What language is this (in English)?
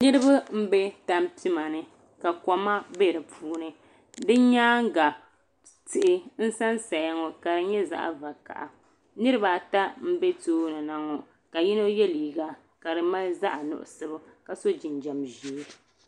Dagbani